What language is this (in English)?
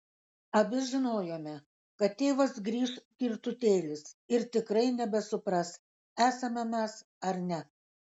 Lithuanian